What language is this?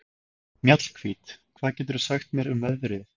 Icelandic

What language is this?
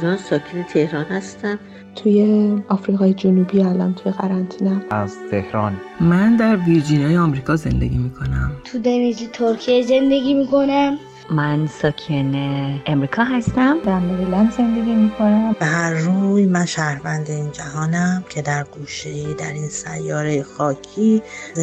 Persian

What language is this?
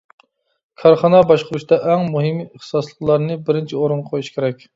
Uyghur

